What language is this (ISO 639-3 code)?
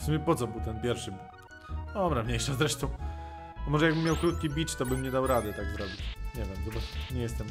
pol